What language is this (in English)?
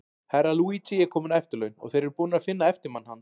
Icelandic